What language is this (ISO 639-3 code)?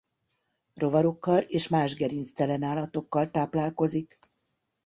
hun